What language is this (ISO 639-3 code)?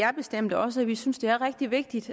dan